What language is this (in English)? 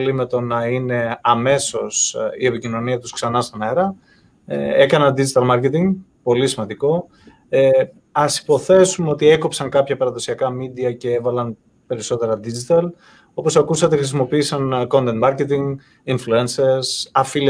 Greek